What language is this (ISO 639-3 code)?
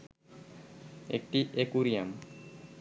ben